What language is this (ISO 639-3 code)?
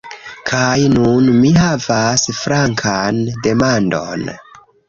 epo